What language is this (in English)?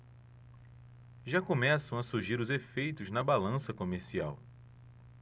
Portuguese